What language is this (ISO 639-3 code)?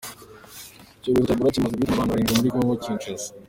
kin